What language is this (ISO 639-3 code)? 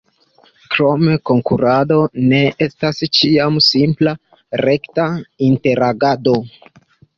epo